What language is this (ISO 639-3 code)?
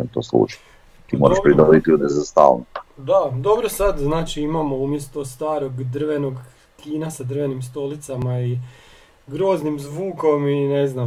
hrv